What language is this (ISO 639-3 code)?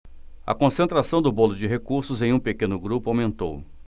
por